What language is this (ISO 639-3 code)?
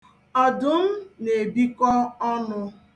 ibo